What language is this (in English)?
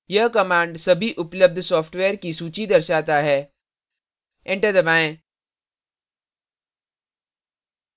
Hindi